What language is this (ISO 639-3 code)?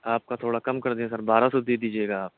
urd